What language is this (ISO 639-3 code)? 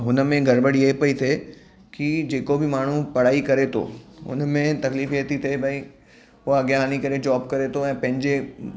snd